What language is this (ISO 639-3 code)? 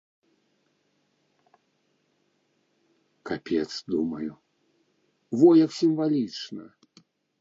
bel